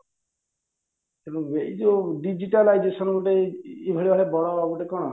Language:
Odia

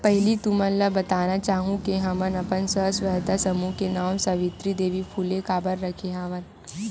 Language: Chhattisgarhi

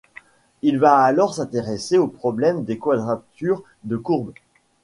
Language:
French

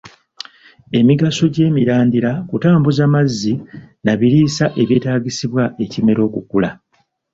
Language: Ganda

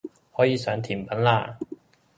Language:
Cantonese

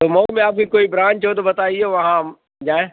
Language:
Urdu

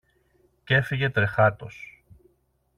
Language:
Greek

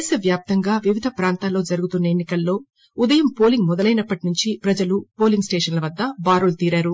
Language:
Telugu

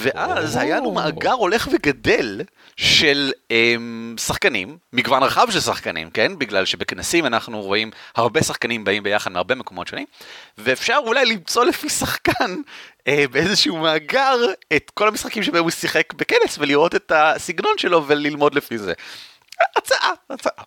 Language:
Hebrew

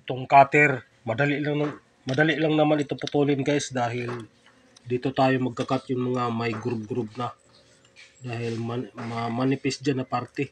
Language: Filipino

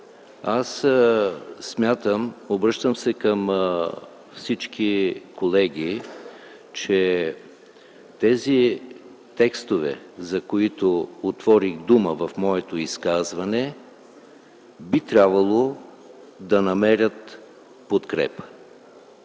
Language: Bulgarian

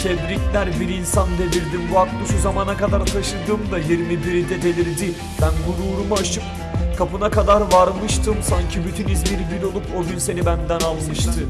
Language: Turkish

